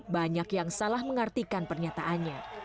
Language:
Indonesian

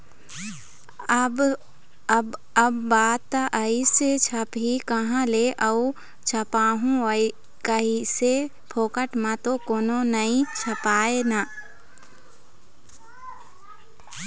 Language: Chhattisgarhi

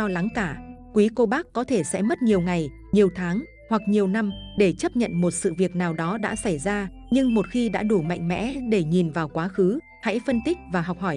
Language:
Vietnamese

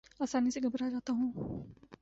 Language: Urdu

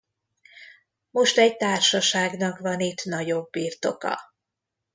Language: Hungarian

